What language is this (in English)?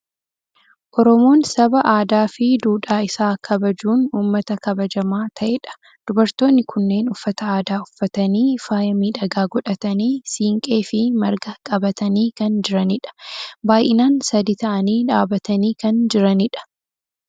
Oromo